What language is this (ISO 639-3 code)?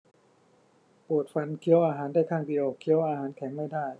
tha